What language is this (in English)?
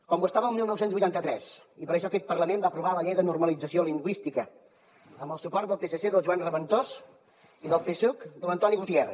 Catalan